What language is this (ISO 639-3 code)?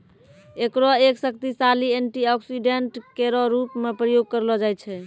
mai